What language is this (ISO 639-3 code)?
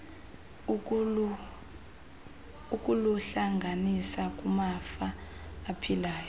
xho